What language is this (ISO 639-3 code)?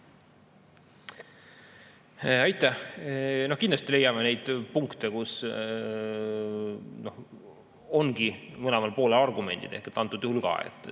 est